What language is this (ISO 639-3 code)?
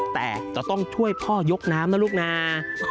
tha